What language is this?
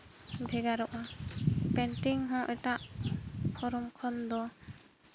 Santali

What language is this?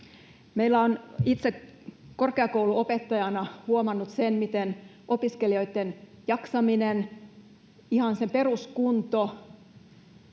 Finnish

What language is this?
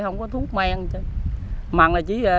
Vietnamese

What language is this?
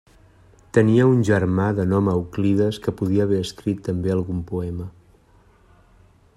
Catalan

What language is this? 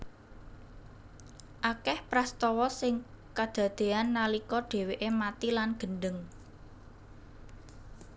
Javanese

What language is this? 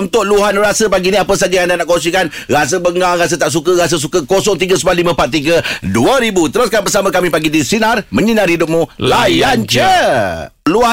Malay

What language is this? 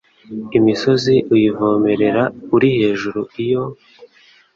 Kinyarwanda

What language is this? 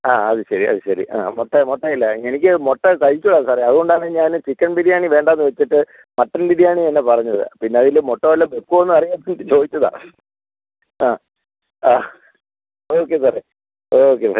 Malayalam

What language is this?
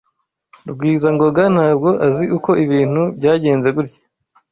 Kinyarwanda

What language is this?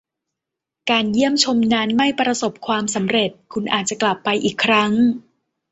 Thai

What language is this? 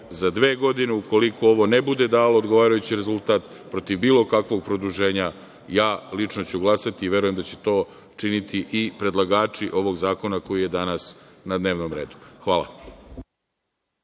Serbian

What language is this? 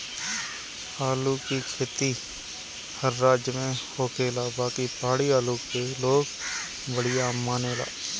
Bhojpuri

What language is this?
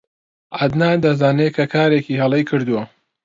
Central Kurdish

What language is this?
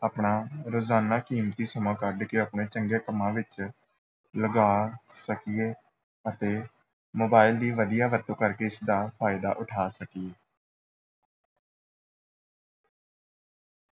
Punjabi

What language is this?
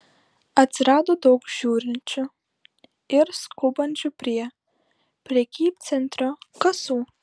Lithuanian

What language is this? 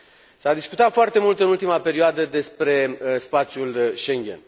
Romanian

